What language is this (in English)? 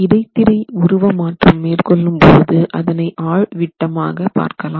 Tamil